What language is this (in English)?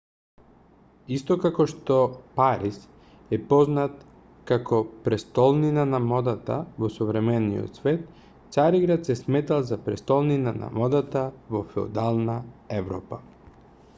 Macedonian